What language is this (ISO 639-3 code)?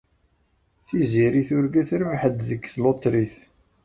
kab